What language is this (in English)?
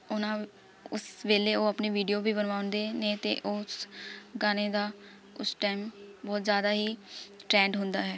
Punjabi